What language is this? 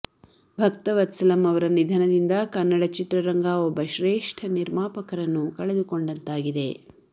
Kannada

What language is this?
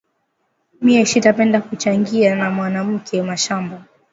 Swahili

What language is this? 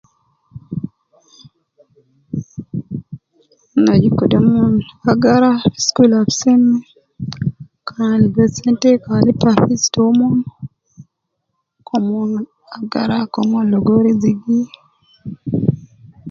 Nubi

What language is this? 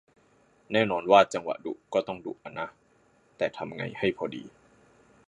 Thai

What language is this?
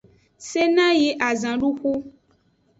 Aja (Benin)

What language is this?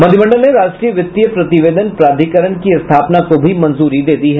Hindi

